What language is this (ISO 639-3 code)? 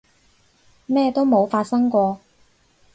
yue